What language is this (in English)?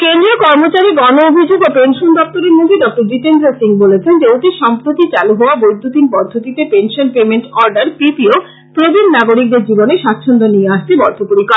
Bangla